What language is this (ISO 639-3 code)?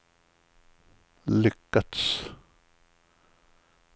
swe